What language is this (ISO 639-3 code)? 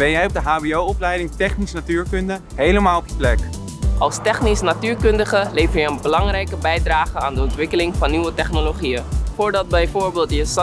nld